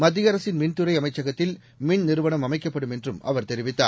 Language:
Tamil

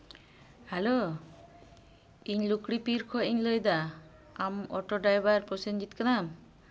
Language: Santali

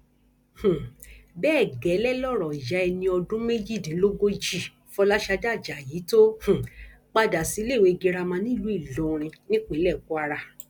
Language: Yoruba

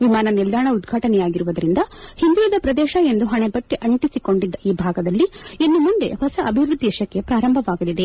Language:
Kannada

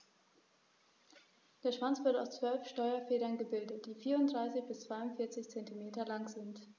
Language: German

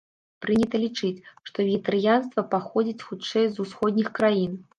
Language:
Belarusian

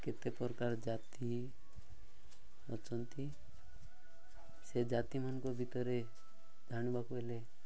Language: Odia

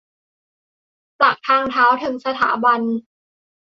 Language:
Thai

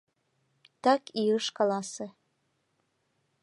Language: Mari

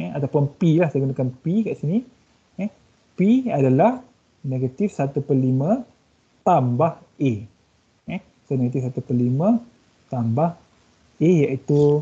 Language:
Malay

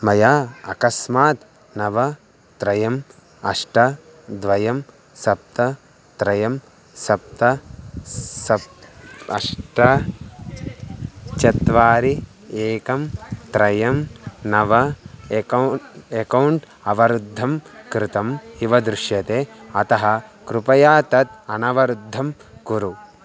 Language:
Sanskrit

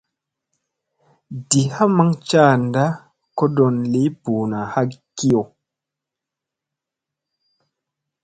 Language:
Musey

